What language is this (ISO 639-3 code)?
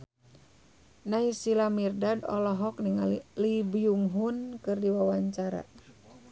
sun